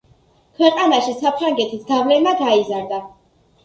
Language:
Georgian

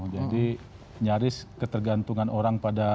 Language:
Indonesian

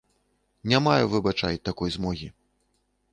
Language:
Belarusian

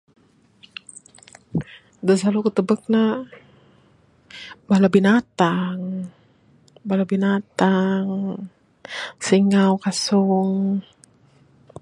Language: Bukar-Sadung Bidayuh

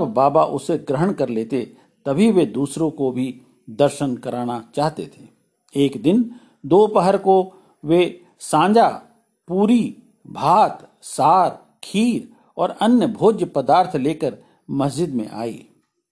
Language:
Hindi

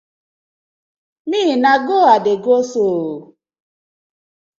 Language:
Nigerian Pidgin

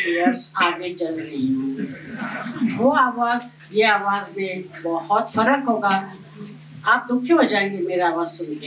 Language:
Thai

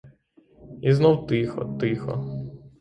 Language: Ukrainian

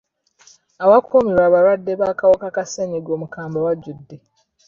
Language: Ganda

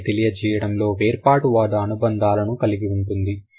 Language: Telugu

